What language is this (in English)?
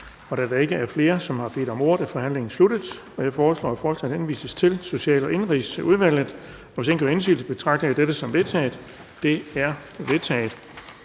Danish